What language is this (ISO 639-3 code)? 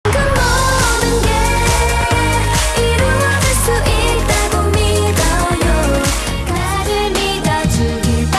kor